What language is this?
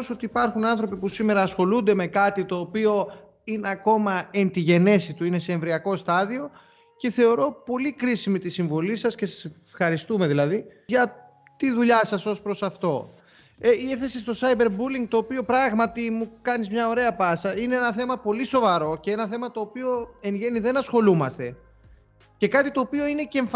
Greek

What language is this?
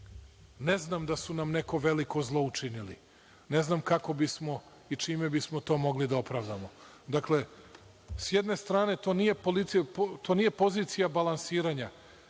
Serbian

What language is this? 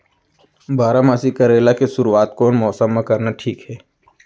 Chhattisgarhi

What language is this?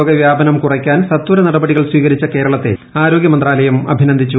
Malayalam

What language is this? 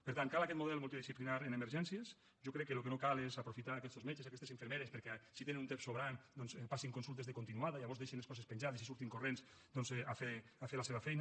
Catalan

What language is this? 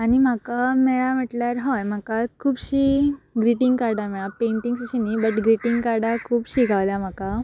Konkani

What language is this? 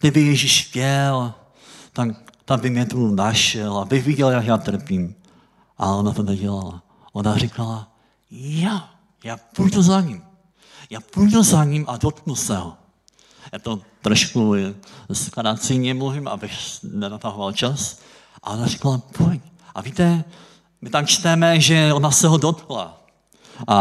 Czech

